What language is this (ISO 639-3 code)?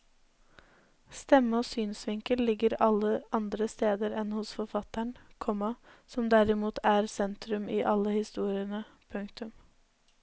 nor